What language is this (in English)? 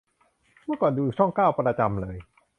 Thai